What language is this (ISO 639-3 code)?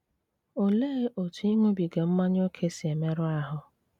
ibo